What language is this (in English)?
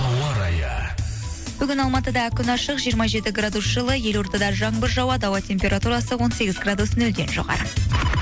Kazakh